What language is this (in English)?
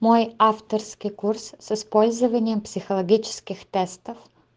Russian